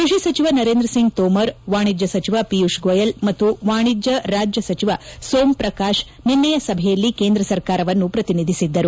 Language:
Kannada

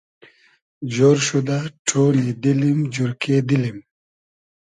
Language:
Hazaragi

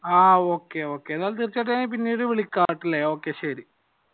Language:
Malayalam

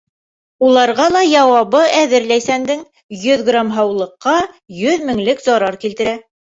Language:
Bashkir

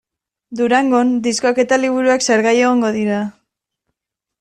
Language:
Basque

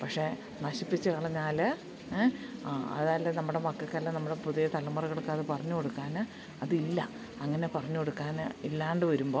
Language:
Malayalam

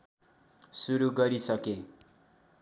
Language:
Nepali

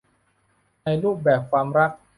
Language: Thai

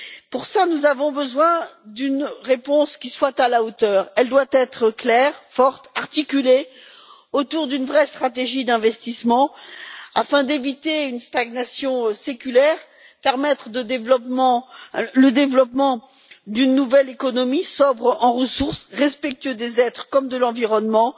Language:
French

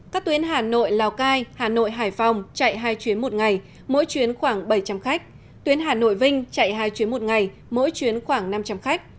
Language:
Vietnamese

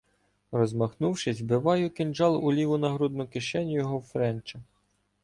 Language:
Ukrainian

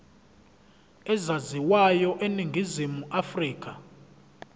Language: Zulu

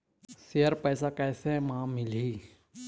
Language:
Chhattisgarhi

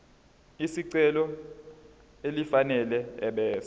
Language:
Zulu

